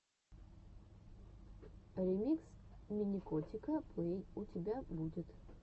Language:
Russian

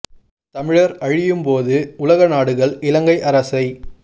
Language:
Tamil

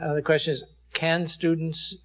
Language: English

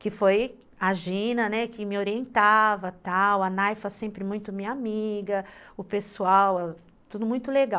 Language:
Portuguese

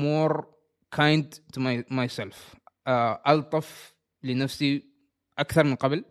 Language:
Arabic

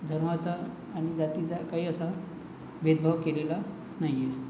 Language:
Marathi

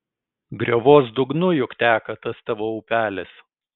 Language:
Lithuanian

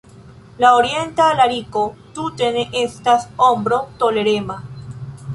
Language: Esperanto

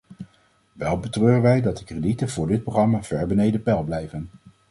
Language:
Dutch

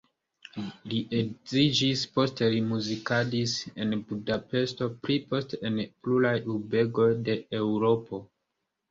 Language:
Esperanto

